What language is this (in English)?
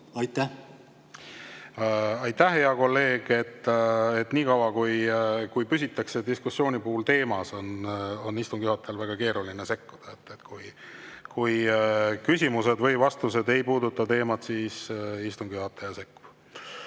Estonian